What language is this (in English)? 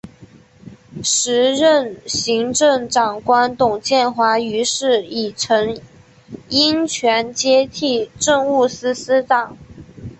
Chinese